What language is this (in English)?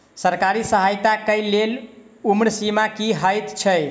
Maithili